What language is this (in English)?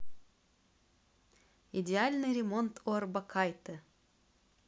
Russian